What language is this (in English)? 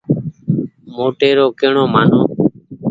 Goaria